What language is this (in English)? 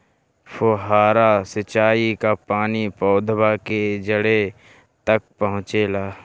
Bhojpuri